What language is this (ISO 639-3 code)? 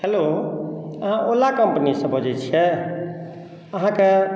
mai